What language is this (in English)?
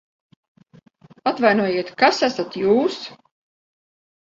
Latvian